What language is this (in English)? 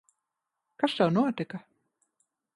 Latvian